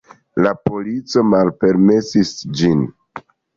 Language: Esperanto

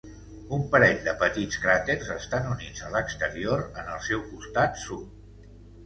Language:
Catalan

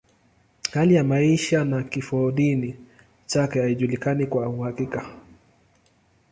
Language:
Swahili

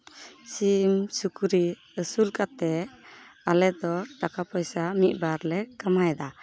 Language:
Santali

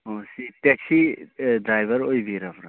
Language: Manipuri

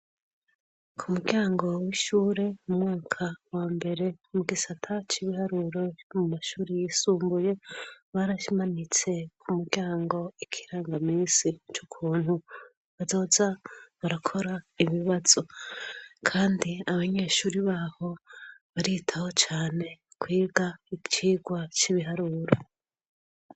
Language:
Rundi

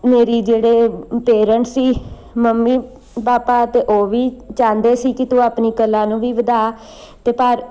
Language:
Punjabi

